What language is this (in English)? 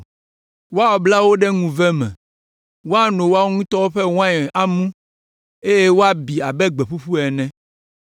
Ewe